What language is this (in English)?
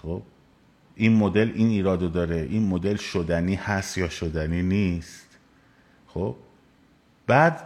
Persian